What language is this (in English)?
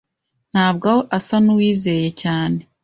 Kinyarwanda